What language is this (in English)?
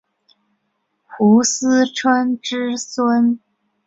Chinese